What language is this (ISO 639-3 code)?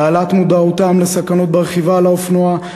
heb